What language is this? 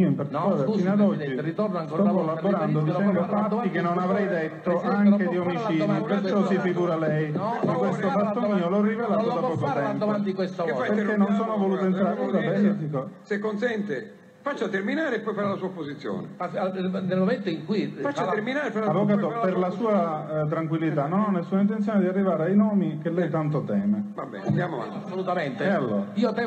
Italian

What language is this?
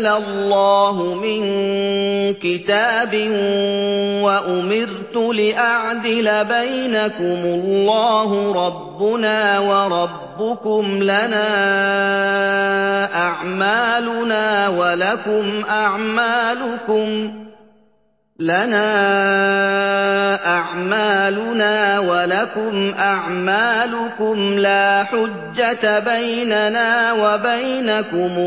Arabic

